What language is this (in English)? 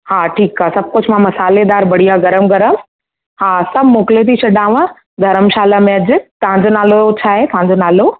Sindhi